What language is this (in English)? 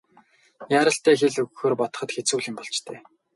Mongolian